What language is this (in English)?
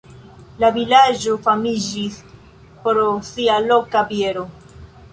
Esperanto